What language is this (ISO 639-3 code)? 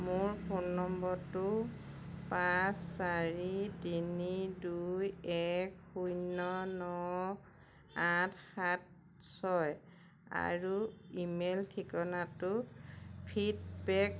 asm